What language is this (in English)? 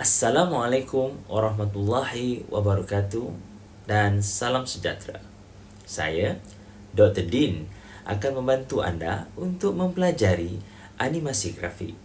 Malay